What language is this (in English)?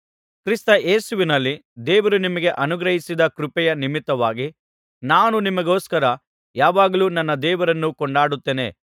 Kannada